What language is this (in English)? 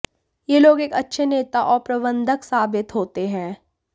Hindi